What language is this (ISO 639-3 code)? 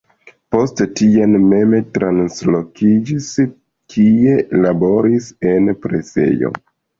epo